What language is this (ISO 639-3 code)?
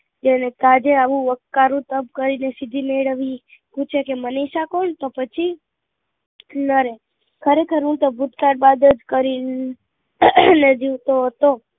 guj